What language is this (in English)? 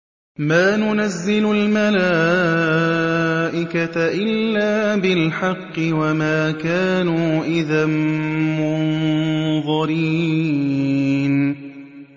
Arabic